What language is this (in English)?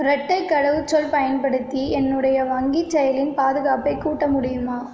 Tamil